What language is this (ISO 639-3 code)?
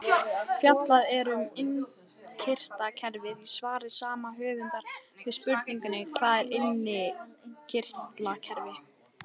isl